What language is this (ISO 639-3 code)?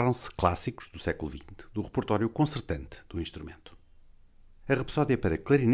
por